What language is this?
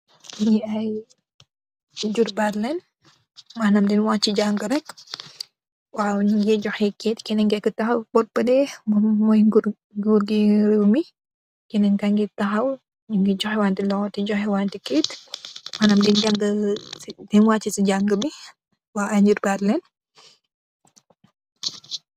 Wolof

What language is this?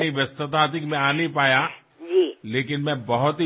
Assamese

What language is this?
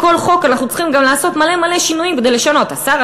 Hebrew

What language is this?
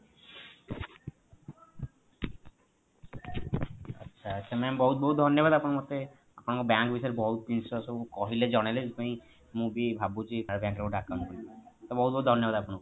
Odia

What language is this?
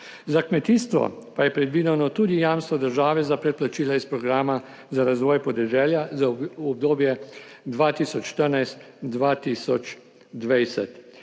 Slovenian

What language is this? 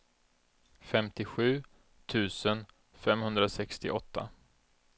Swedish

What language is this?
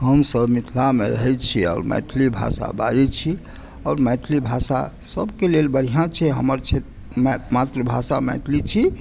Maithili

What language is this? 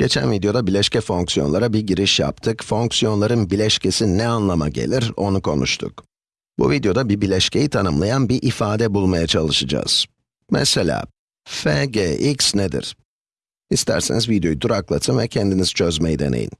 Turkish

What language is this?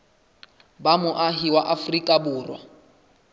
Southern Sotho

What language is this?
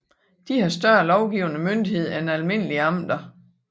Danish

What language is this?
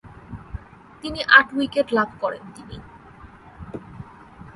Bangla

